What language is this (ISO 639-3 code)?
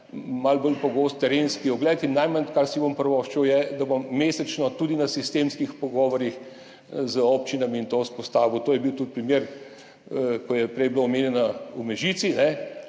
slv